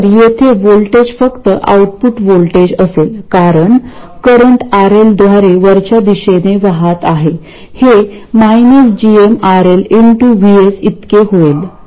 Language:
Marathi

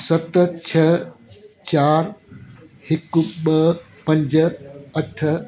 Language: Sindhi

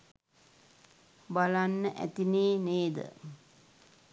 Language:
Sinhala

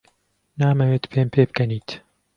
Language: Central Kurdish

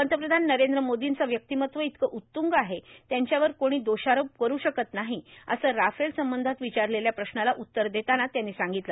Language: Marathi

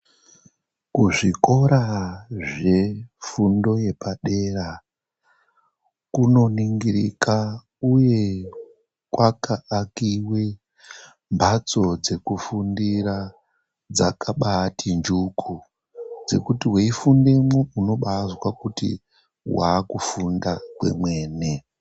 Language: Ndau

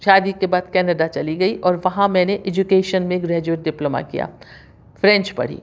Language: Urdu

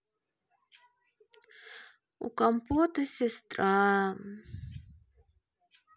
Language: Russian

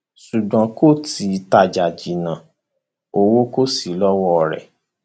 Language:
Yoruba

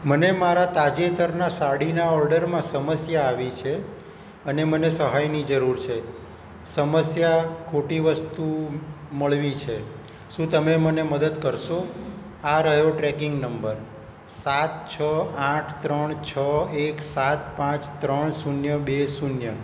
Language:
Gujarati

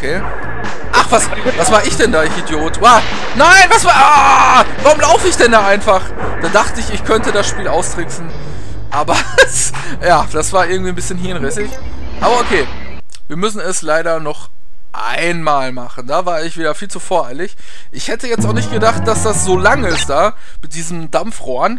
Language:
German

